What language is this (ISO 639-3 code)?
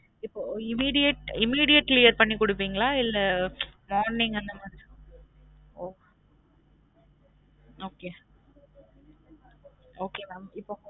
tam